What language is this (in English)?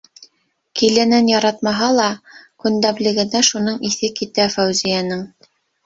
Bashkir